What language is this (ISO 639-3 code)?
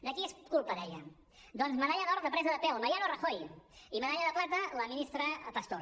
cat